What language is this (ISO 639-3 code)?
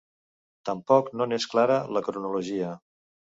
cat